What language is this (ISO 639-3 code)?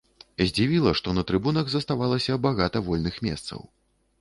bel